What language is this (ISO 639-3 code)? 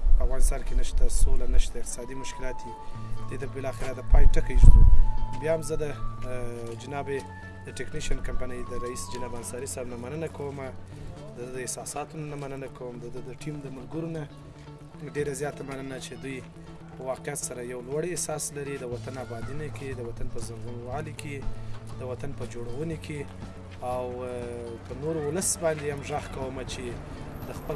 fas